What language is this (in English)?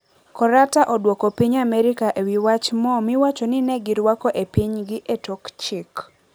Luo (Kenya and Tanzania)